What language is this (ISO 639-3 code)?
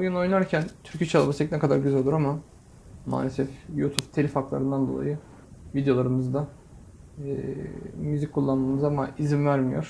tur